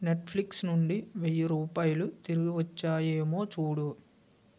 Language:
Telugu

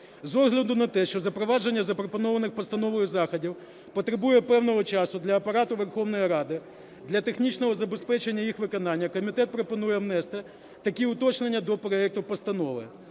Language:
Ukrainian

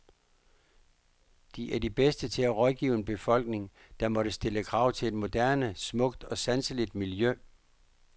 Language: Danish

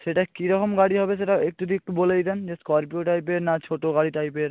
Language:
Bangla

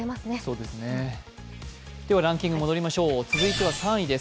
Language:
Japanese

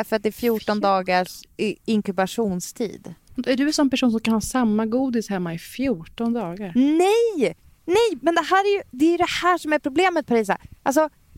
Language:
Swedish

